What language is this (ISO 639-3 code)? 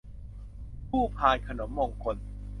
tha